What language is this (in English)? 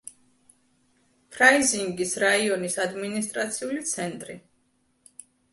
Georgian